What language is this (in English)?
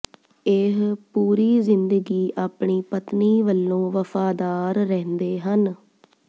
Punjabi